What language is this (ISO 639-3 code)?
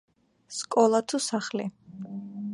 kat